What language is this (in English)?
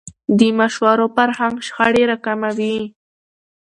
Pashto